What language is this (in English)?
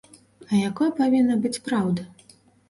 Belarusian